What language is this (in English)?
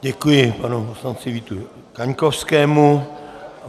Czech